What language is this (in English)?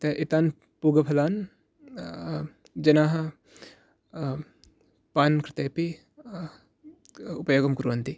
Sanskrit